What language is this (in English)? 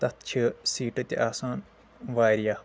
Kashmiri